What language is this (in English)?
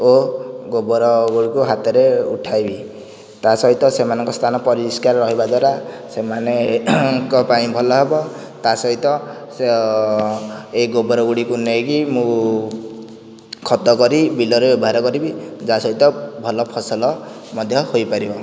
Odia